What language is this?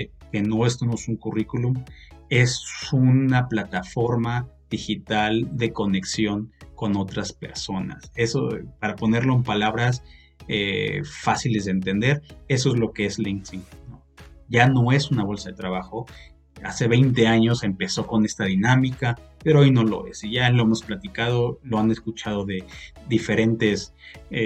Spanish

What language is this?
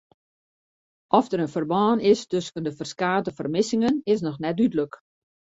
Western Frisian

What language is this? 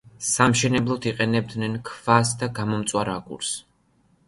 Georgian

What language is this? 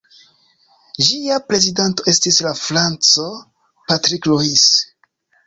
Esperanto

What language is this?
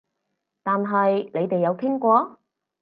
Cantonese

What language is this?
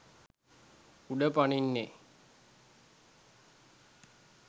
Sinhala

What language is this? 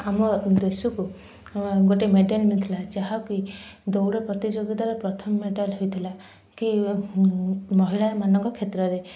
Odia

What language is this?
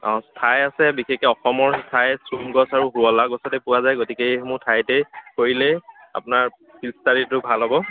Assamese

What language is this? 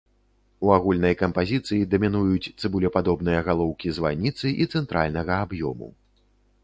Belarusian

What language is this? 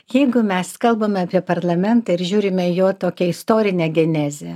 Lithuanian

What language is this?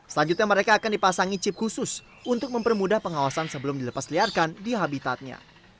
Indonesian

